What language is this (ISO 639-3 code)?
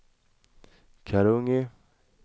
swe